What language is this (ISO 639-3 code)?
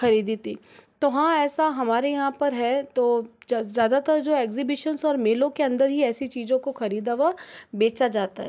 hin